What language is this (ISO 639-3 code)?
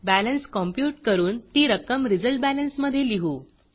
mar